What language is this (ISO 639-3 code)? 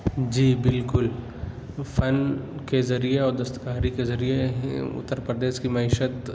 urd